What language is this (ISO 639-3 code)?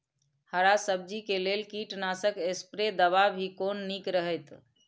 mai